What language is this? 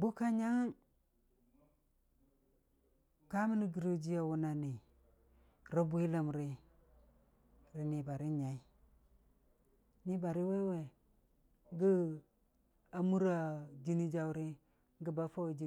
Dijim-Bwilim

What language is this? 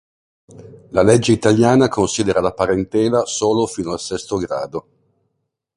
Italian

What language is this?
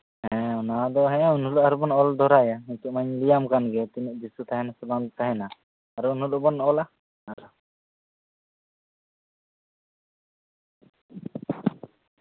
Santali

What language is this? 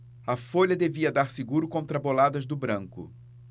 Portuguese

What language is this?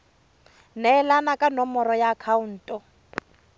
Tswana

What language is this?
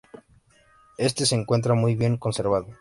Spanish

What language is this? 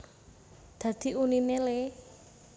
Javanese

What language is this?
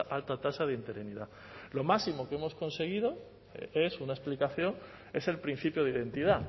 Spanish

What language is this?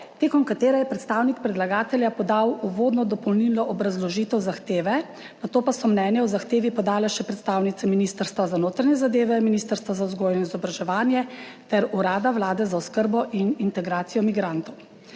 Slovenian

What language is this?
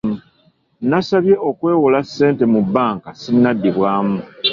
Ganda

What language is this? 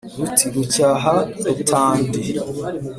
Kinyarwanda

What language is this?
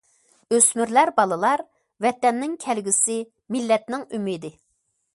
Uyghur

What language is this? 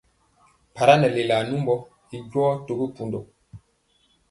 Mpiemo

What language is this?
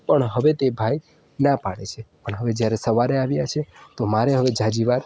Gujarati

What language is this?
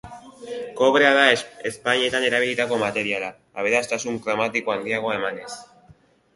Basque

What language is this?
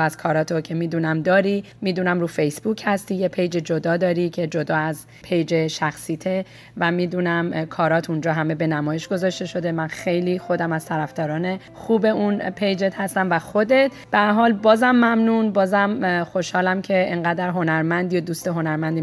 Persian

